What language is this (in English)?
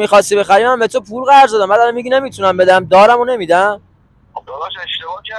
Persian